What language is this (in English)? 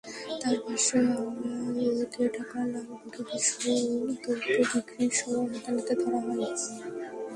Bangla